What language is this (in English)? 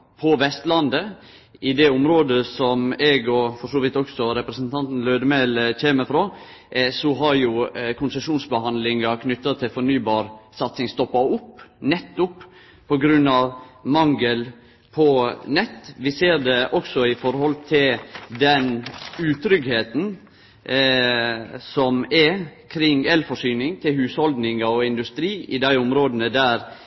Norwegian Nynorsk